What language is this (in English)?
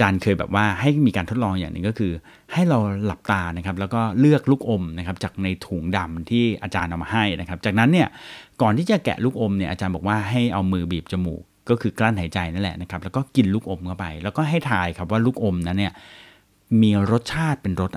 Thai